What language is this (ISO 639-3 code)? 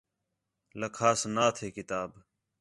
xhe